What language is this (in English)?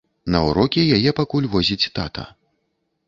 Belarusian